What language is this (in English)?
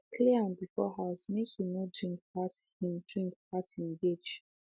Nigerian Pidgin